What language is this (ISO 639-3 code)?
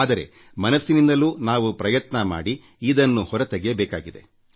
kan